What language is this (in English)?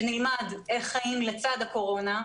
Hebrew